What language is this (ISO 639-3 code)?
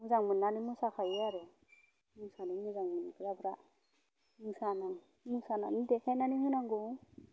brx